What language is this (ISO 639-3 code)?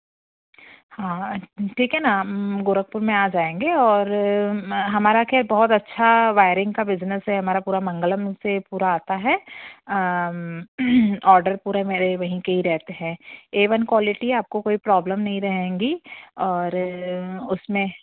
hin